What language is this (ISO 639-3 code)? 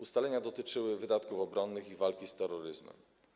pol